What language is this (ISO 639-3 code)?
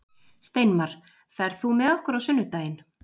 isl